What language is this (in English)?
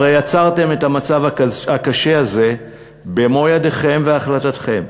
Hebrew